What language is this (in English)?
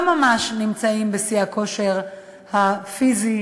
Hebrew